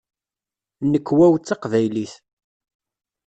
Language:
Kabyle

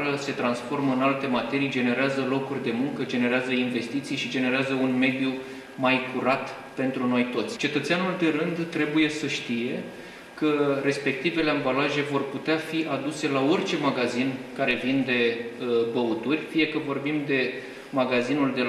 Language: Romanian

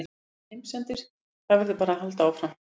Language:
Icelandic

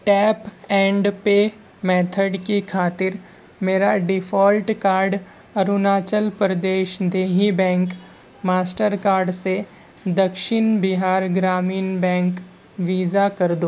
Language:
Urdu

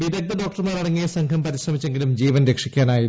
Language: Malayalam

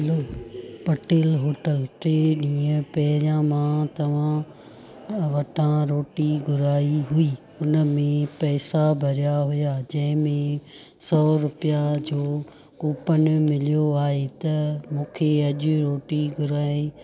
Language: Sindhi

